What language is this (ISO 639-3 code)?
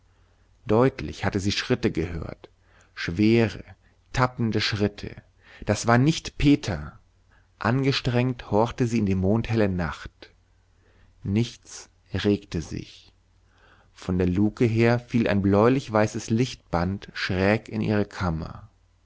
deu